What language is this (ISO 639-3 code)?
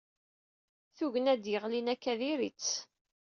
kab